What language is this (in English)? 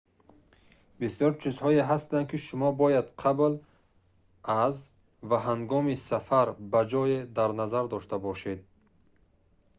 Tajik